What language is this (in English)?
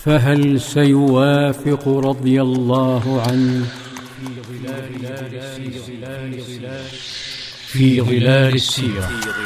Arabic